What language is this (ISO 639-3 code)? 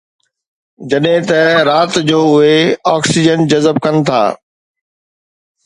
snd